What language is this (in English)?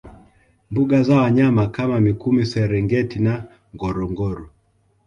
Swahili